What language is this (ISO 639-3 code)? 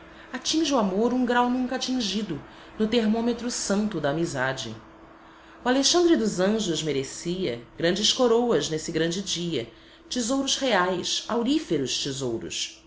por